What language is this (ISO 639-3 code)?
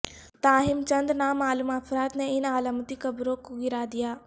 urd